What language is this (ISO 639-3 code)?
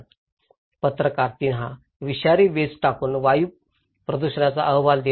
mar